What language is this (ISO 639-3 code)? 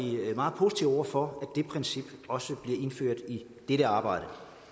dan